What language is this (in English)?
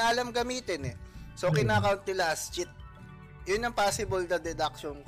Filipino